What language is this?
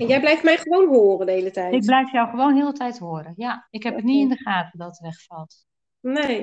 Dutch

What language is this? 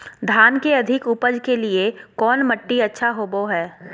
Magahi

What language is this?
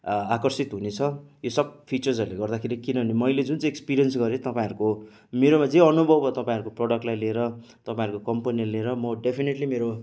Nepali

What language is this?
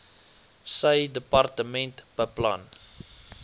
Afrikaans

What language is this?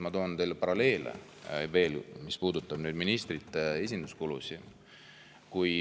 Estonian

